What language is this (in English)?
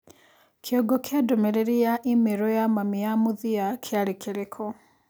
Kikuyu